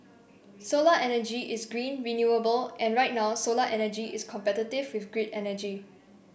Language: English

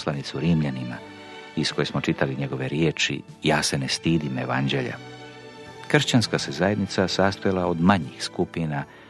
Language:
Croatian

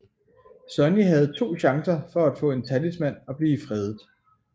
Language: Danish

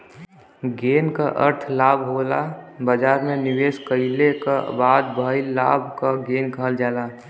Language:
Bhojpuri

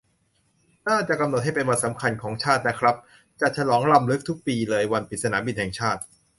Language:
Thai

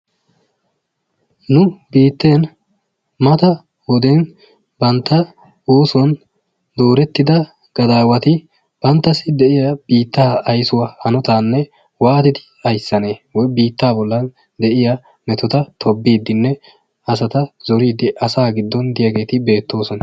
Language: Wolaytta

